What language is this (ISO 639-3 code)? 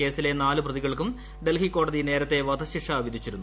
mal